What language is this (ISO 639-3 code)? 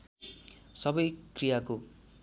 nep